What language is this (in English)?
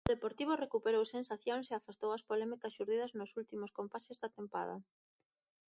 Galician